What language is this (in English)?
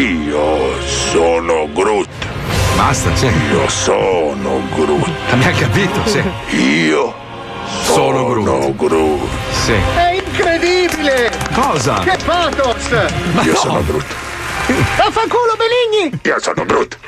Italian